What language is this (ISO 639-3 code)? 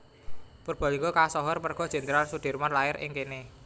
jav